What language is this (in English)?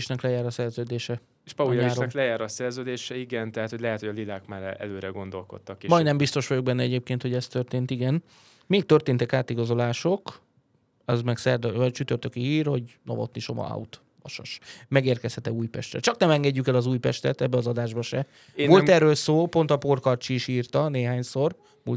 Hungarian